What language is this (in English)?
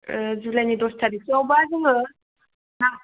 Bodo